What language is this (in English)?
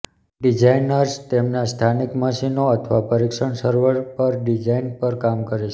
Gujarati